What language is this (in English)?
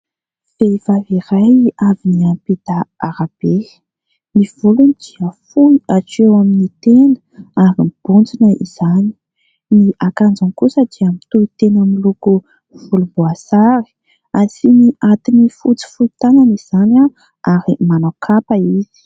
Malagasy